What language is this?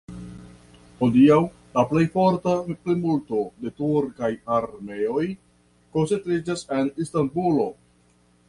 Esperanto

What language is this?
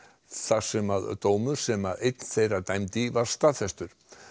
Icelandic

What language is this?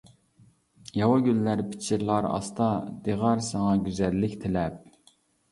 Uyghur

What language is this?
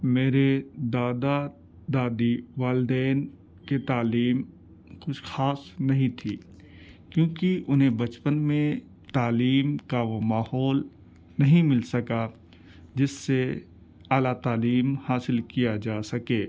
Urdu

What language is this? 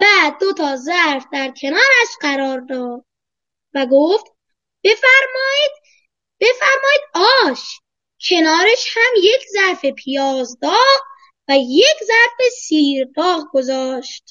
Persian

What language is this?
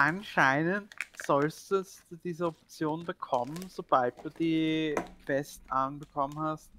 German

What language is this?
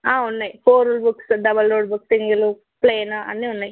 Telugu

